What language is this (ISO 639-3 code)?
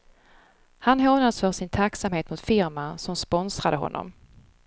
swe